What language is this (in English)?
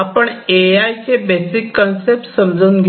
Marathi